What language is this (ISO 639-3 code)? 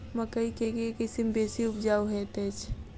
mai